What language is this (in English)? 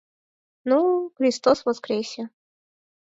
Mari